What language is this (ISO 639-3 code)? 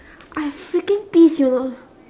eng